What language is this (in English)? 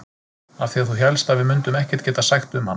Icelandic